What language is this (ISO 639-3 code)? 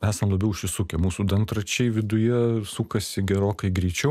lit